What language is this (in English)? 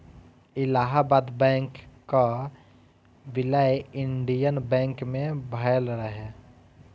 Bhojpuri